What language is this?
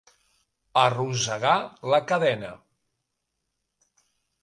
Catalan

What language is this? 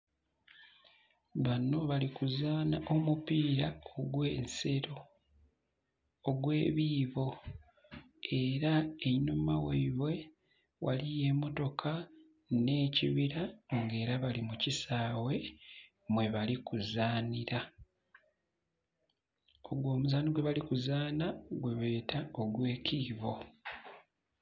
Soga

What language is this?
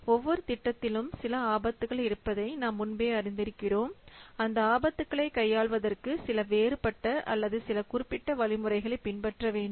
Tamil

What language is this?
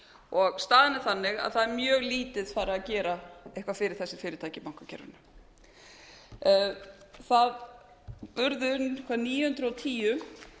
Icelandic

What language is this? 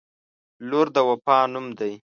Pashto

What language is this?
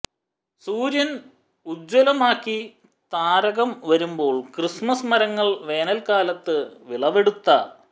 Malayalam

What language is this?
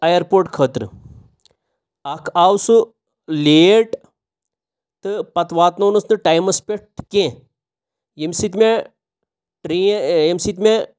Kashmiri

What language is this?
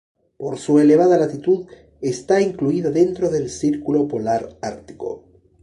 Spanish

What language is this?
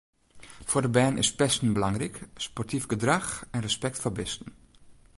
Western Frisian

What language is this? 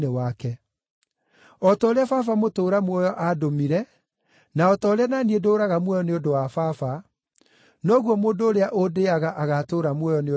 Kikuyu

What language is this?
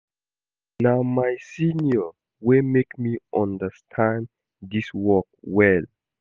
Nigerian Pidgin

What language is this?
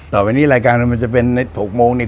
Thai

